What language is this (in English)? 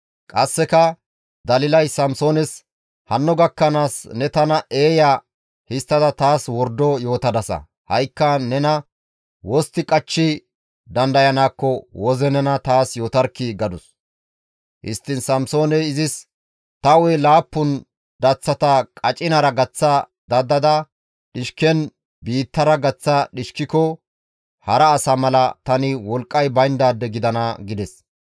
Gamo